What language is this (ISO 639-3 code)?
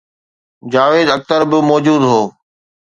snd